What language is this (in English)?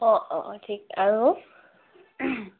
Assamese